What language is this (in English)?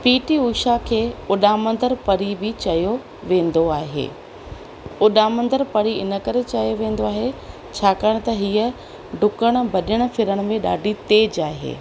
Sindhi